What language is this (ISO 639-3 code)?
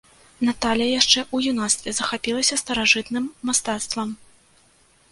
bel